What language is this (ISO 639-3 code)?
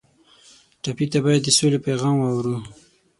pus